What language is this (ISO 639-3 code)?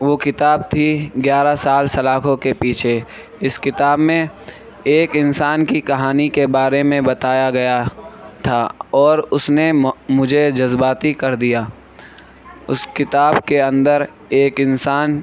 urd